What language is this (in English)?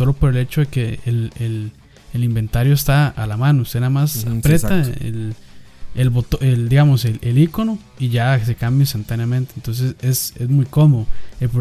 Spanish